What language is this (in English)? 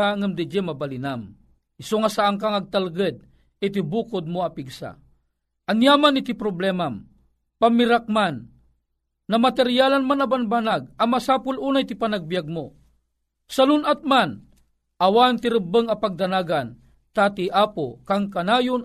Filipino